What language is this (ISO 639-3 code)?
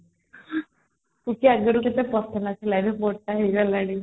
ori